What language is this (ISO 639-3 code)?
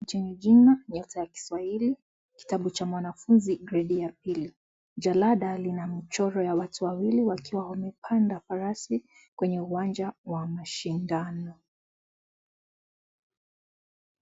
swa